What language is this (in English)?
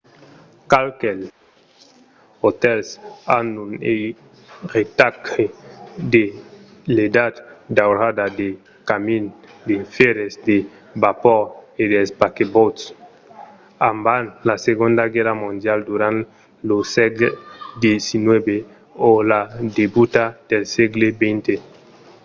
Occitan